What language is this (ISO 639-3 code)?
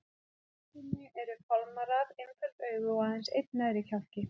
isl